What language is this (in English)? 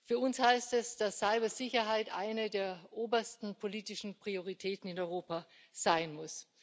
German